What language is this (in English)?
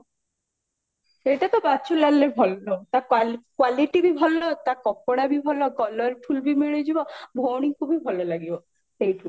Odia